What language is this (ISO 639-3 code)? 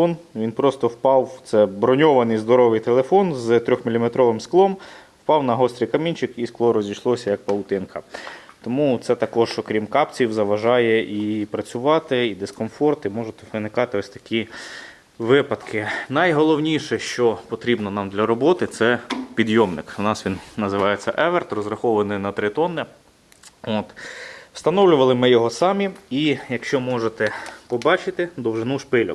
ukr